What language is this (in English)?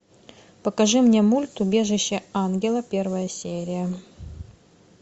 Russian